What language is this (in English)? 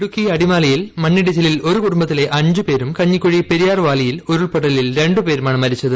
Malayalam